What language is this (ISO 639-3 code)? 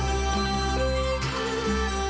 tha